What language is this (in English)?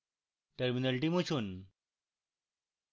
Bangla